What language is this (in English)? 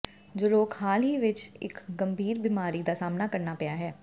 Punjabi